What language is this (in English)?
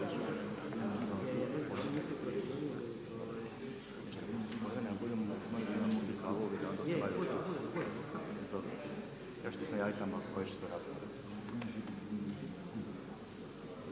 Croatian